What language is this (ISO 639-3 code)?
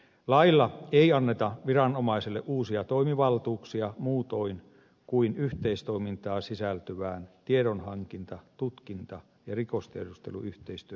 fin